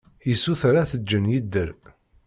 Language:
Kabyle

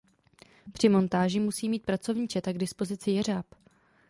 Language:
Czech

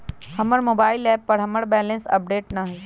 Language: Magahi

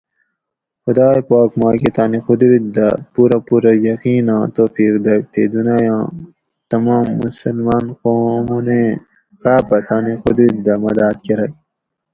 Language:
Gawri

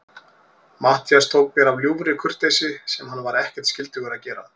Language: Icelandic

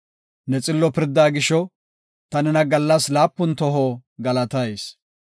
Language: Gofa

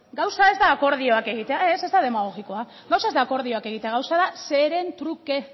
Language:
Basque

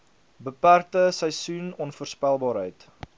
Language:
Afrikaans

